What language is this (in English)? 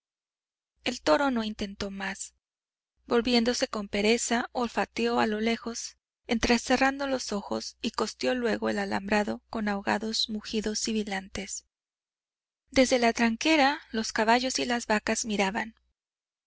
Spanish